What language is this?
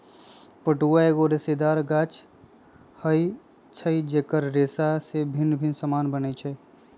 Magahi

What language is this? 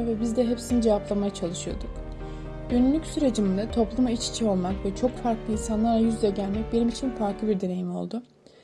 Turkish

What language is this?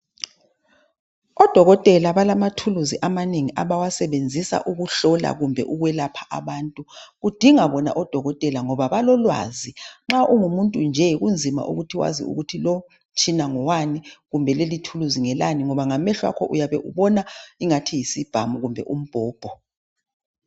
North Ndebele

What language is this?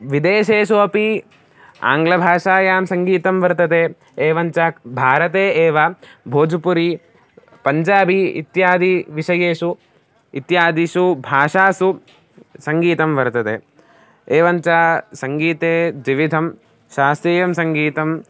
Sanskrit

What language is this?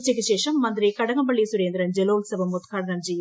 Malayalam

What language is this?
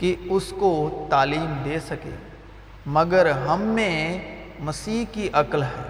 Urdu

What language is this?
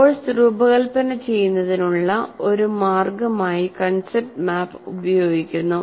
Malayalam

